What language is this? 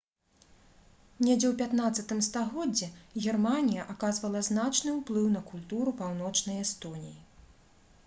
Belarusian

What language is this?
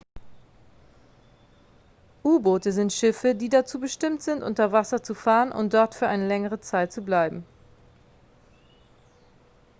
German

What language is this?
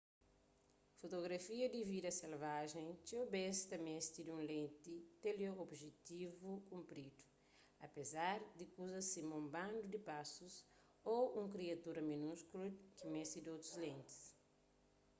Kabuverdianu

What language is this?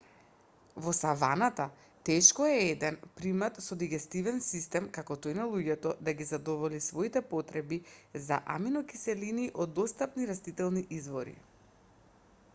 Macedonian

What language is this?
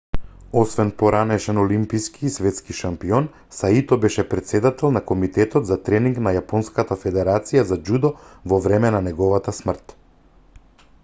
Macedonian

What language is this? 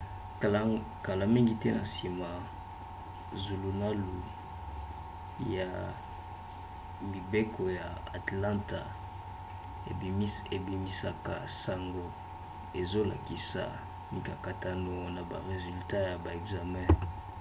Lingala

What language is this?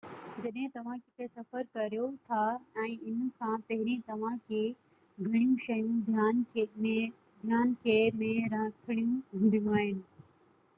Sindhi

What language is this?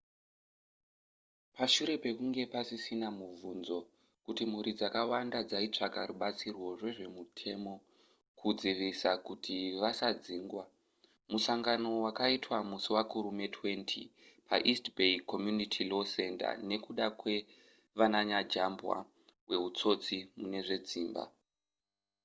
Shona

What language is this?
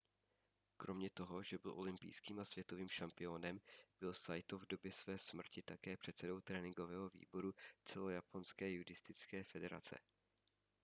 Czech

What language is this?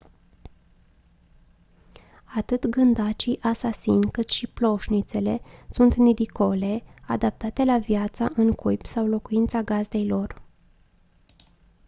Romanian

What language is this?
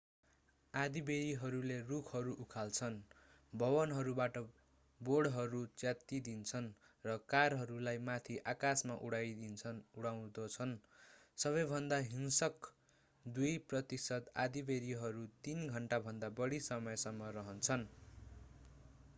Nepali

